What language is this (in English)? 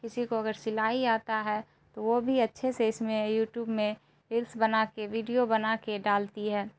Urdu